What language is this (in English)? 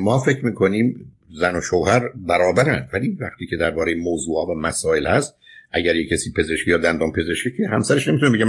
Persian